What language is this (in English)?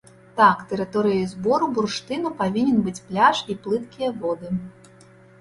Belarusian